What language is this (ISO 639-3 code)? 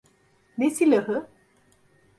tur